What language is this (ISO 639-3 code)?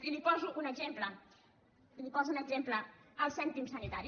cat